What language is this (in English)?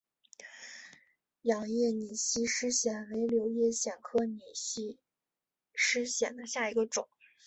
Chinese